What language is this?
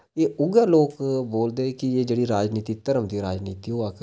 Dogri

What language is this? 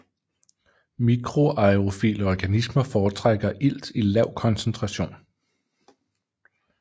Danish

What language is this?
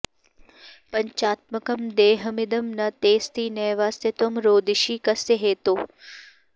Sanskrit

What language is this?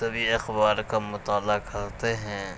Urdu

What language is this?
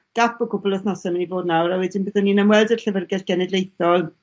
Welsh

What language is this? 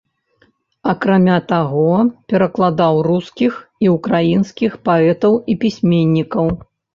Belarusian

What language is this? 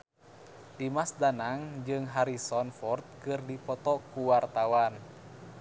Sundanese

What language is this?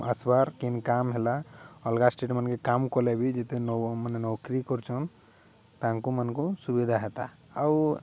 Odia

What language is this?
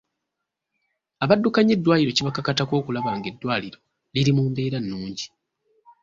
Ganda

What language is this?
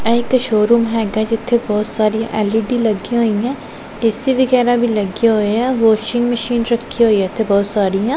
Punjabi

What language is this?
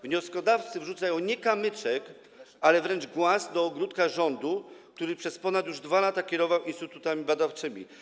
Polish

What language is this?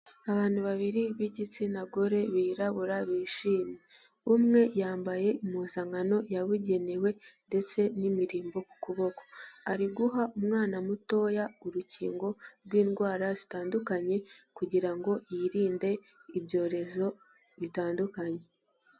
Kinyarwanda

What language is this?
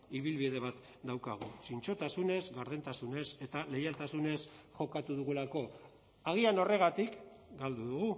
Basque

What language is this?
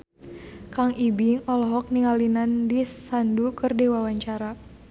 Sundanese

